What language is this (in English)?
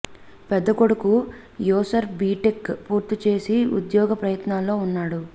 Telugu